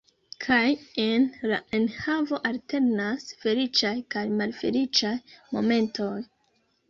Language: Esperanto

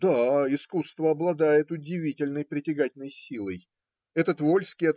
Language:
Russian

